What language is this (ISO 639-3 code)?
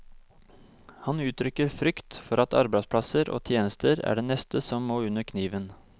nor